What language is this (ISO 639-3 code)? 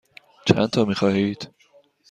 fas